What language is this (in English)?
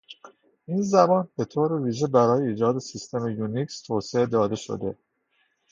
Persian